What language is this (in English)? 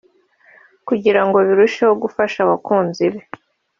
Kinyarwanda